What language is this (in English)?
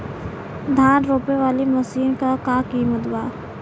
Bhojpuri